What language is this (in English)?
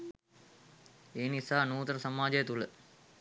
Sinhala